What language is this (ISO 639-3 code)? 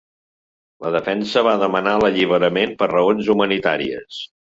cat